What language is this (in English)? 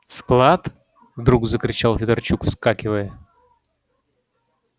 Russian